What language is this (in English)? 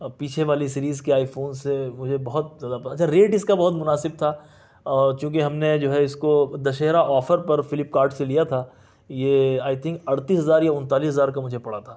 Urdu